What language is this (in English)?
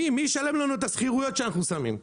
Hebrew